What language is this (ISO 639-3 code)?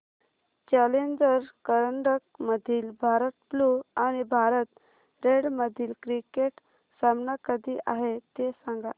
mar